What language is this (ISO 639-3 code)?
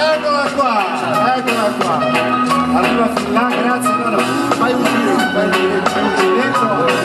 ita